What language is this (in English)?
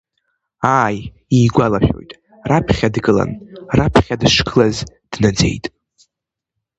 Abkhazian